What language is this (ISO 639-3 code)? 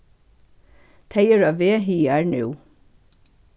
fao